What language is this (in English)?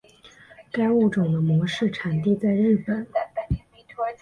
Chinese